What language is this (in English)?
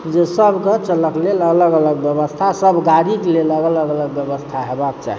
Maithili